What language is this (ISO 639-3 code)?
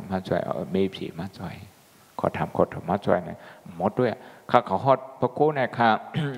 tha